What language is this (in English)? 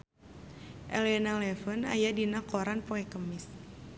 Sundanese